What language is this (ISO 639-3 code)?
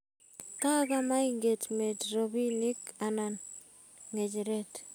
kln